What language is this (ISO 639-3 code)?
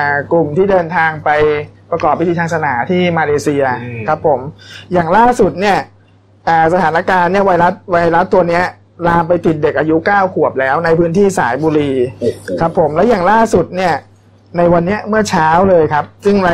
tha